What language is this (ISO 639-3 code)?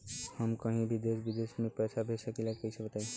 bho